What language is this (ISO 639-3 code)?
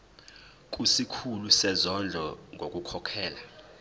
zul